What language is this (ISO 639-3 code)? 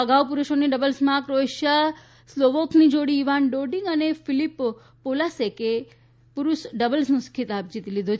guj